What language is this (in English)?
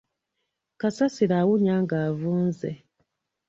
Ganda